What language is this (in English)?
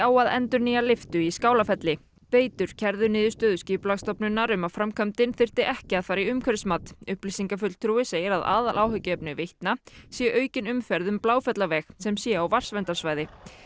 Icelandic